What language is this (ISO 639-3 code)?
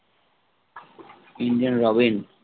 guj